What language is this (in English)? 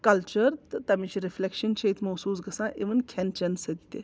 Kashmiri